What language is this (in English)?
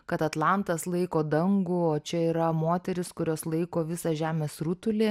Lithuanian